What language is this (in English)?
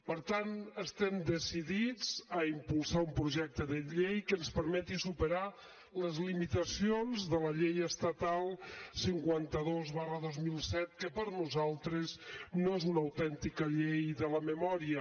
Catalan